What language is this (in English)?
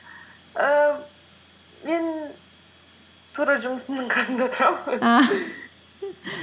Kazakh